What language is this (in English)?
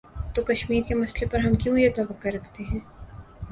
Urdu